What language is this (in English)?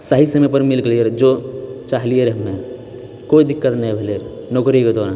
Maithili